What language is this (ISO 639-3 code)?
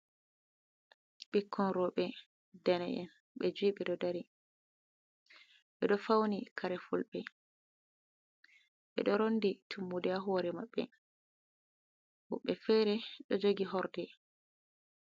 ful